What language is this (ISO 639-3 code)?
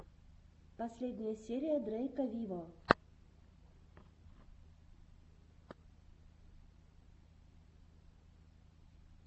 rus